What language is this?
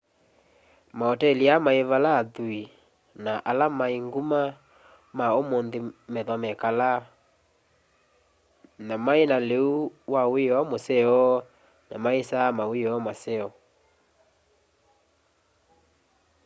Kamba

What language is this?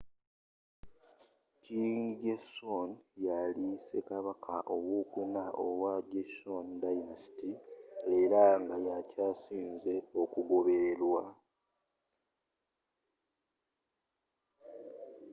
Ganda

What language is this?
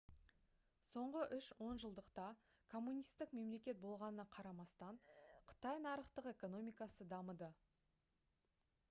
Kazakh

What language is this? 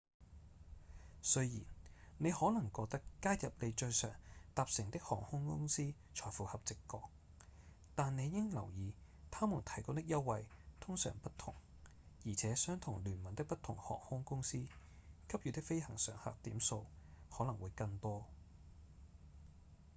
Cantonese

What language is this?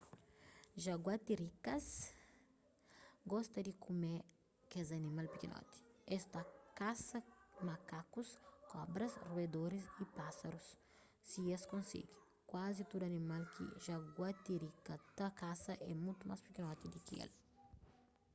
Kabuverdianu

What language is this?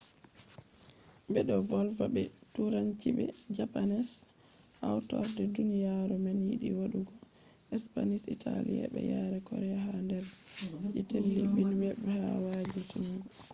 Fula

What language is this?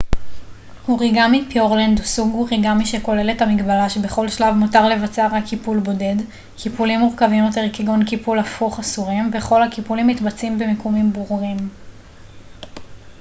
Hebrew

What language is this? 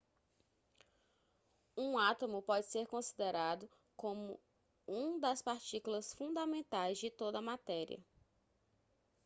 Portuguese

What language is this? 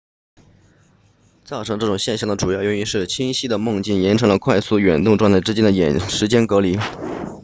Chinese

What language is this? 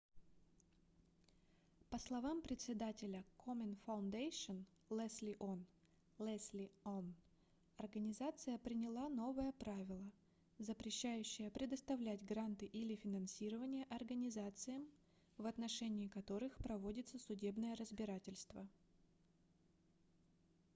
Russian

